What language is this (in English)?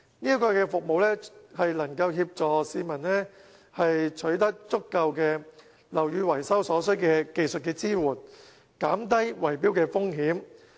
Cantonese